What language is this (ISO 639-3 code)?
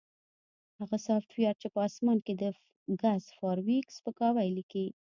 pus